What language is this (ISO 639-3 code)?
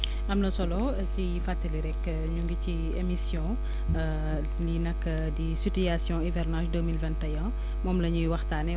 wol